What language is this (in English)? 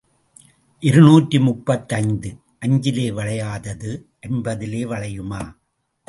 Tamil